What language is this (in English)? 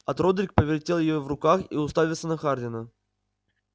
Russian